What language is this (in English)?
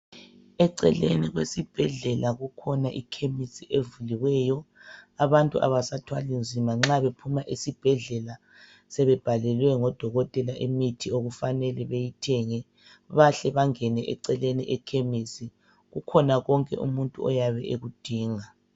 North Ndebele